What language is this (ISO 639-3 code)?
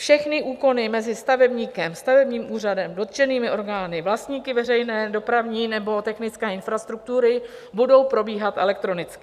ces